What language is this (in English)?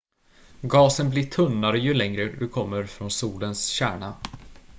Swedish